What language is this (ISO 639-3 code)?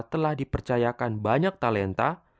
ind